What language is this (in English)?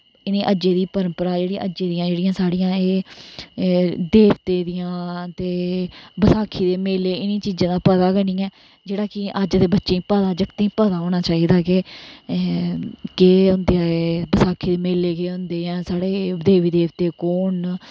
Dogri